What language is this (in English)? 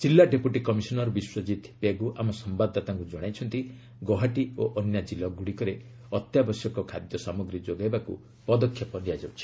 Odia